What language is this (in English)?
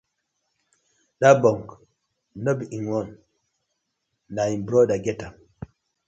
Nigerian Pidgin